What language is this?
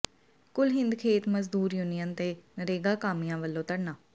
Punjabi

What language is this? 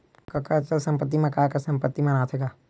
Chhattisgarhi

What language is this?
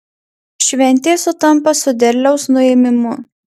Lithuanian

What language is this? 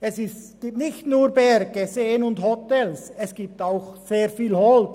Swiss German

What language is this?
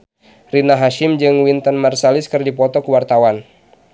Sundanese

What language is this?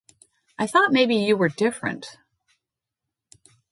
English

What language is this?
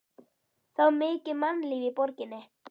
Icelandic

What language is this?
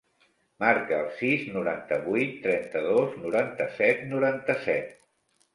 Catalan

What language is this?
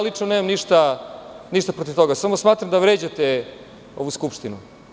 Serbian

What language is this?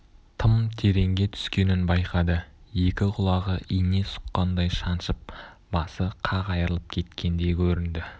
Kazakh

